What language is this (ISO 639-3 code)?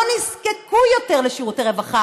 heb